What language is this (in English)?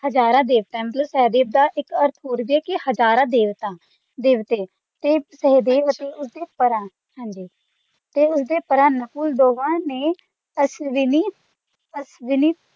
Punjabi